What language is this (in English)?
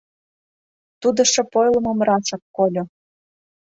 Mari